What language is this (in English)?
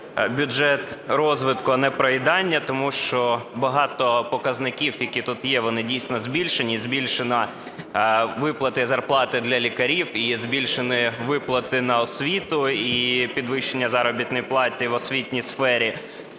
Ukrainian